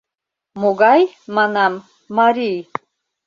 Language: Mari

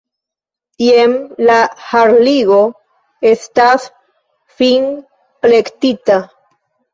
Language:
Esperanto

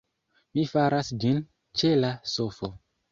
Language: Esperanto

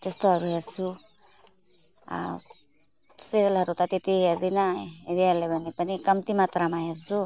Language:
Nepali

